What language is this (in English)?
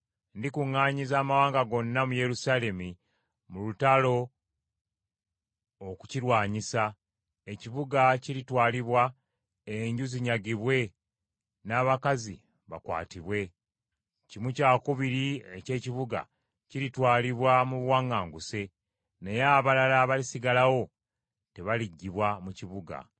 Ganda